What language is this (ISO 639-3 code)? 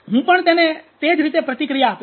guj